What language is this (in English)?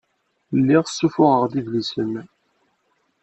Kabyle